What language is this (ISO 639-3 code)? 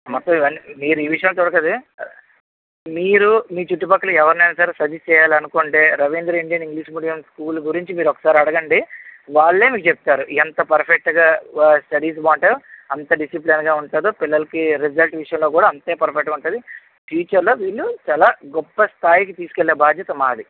tel